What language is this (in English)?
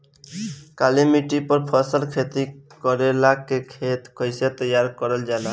Bhojpuri